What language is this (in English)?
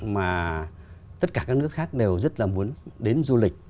Vietnamese